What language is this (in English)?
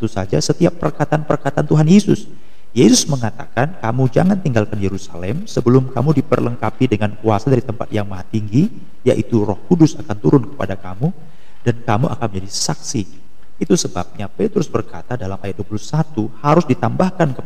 Indonesian